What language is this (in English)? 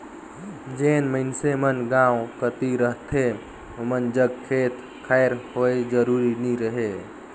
Chhattisgarhi